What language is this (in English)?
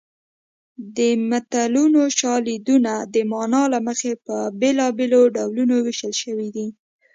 Pashto